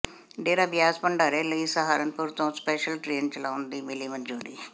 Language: Punjabi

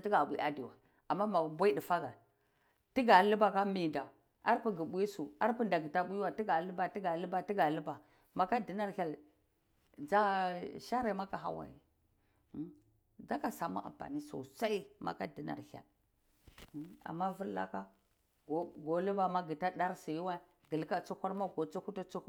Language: Cibak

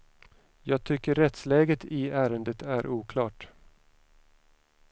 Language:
Swedish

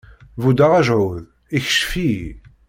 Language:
Kabyle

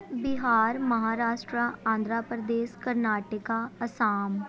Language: Punjabi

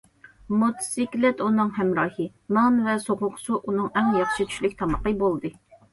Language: Uyghur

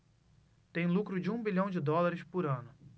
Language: Portuguese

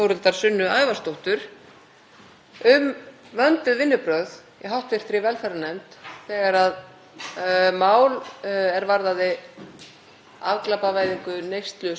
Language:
Icelandic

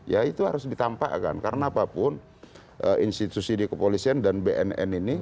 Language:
Indonesian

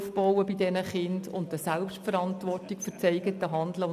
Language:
Swiss German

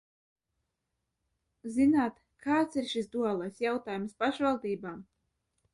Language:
Latvian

